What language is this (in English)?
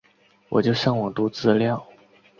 Chinese